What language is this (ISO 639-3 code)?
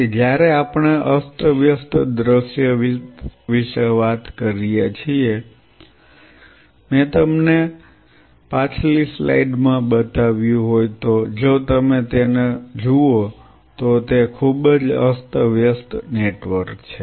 guj